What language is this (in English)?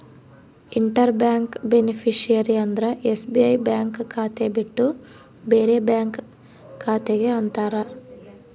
Kannada